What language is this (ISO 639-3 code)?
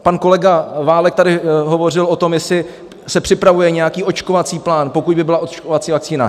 ces